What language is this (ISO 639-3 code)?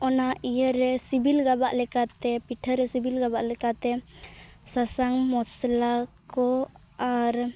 sat